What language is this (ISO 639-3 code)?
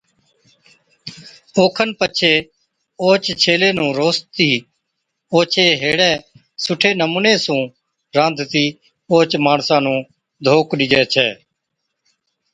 odk